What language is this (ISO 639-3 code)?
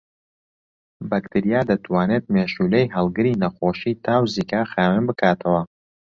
ckb